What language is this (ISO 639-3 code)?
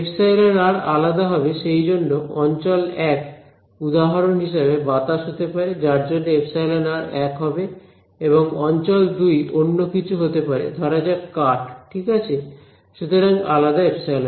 ben